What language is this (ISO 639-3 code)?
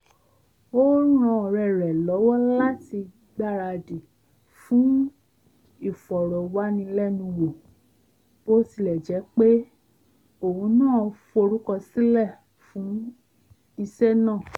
yor